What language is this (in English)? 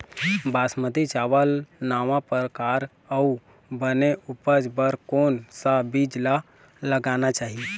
Chhattisgarhi